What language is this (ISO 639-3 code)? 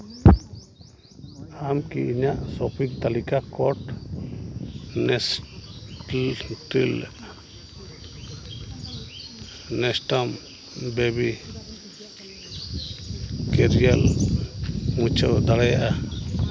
sat